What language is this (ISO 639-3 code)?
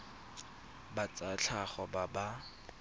tsn